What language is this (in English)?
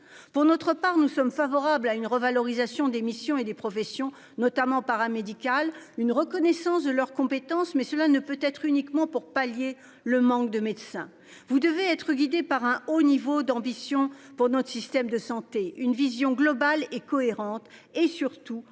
French